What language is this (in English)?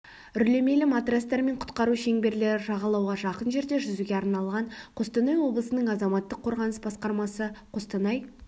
Kazakh